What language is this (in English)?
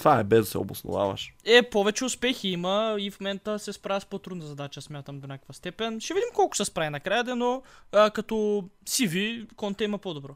Bulgarian